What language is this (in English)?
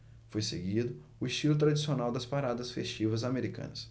Portuguese